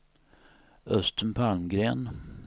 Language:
Swedish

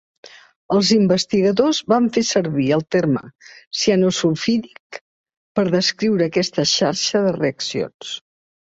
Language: Catalan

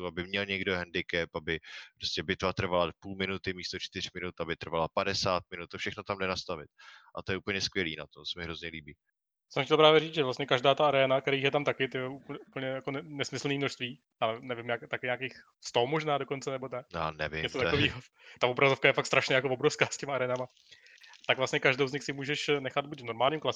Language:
Czech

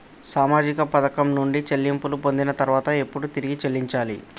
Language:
Telugu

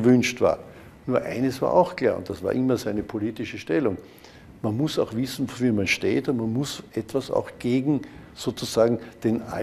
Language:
German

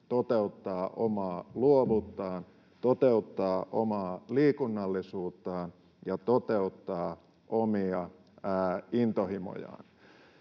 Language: Finnish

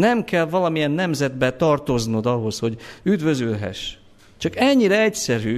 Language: Hungarian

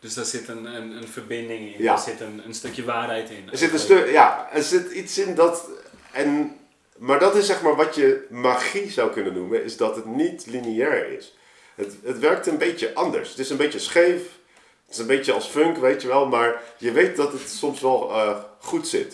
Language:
Dutch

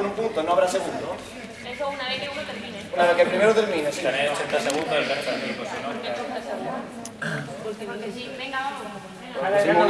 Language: Spanish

